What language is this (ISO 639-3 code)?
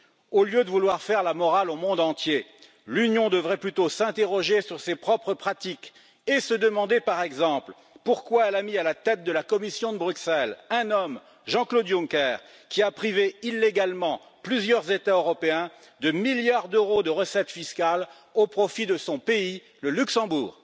fra